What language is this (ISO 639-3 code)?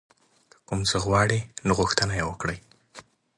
pus